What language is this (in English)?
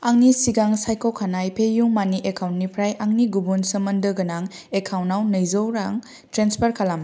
Bodo